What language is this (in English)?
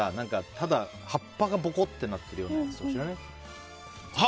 Japanese